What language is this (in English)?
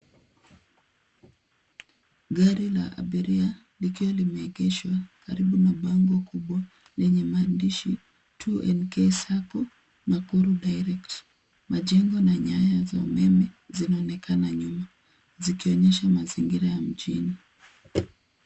Swahili